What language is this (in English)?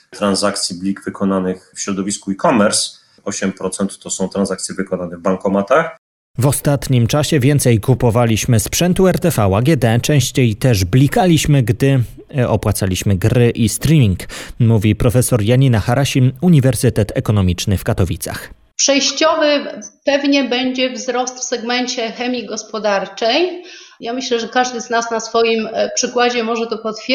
Polish